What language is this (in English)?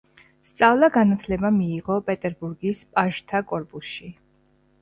Georgian